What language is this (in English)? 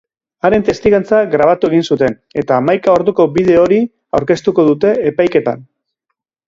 Basque